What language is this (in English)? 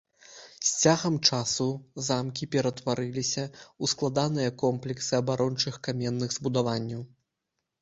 Belarusian